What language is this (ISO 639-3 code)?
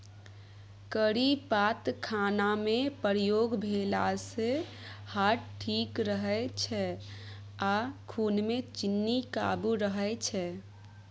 mai